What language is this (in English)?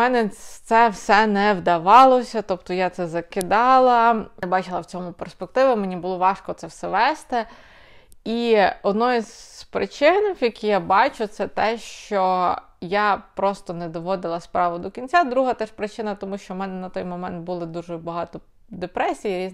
Ukrainian